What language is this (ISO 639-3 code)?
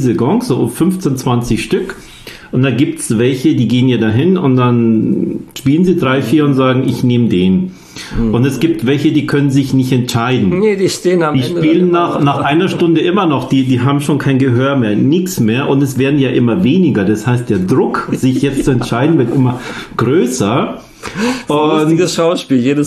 deu